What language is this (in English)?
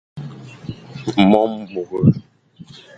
Fang